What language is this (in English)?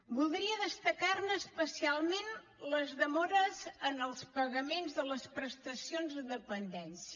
Catalan